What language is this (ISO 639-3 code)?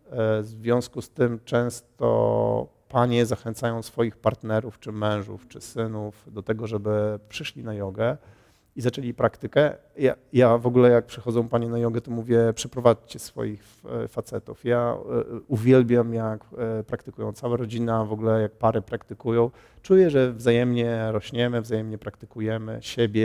pol